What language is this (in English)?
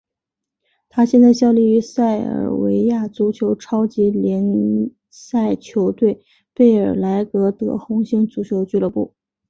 Chinese